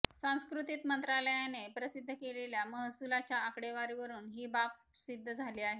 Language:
Marathi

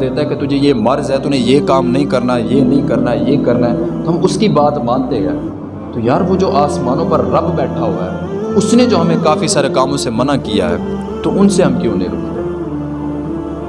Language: Urdu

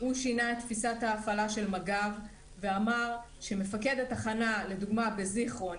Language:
Hebrew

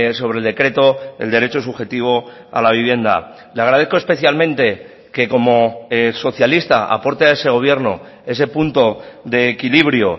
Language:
Spanish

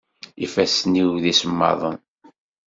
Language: Kabyle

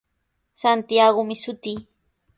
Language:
Sihuas Ancash Quechua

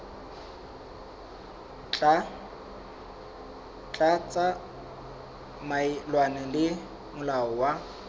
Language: Southern Sotho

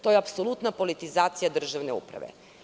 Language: Serbian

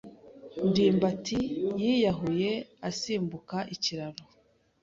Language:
Kinyarwanda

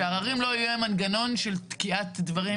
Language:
Hebrew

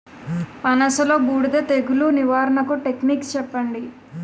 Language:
Telugu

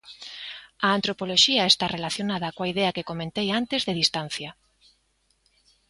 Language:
Galician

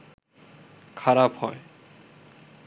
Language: Bangla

